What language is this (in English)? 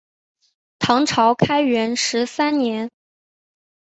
Chinese